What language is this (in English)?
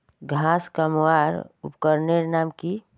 Magahi